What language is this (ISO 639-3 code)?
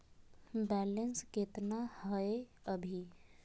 mag